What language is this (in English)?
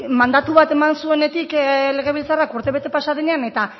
Basque